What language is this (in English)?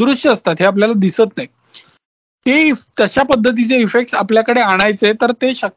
Marathi